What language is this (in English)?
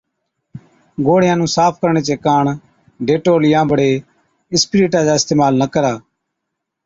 Od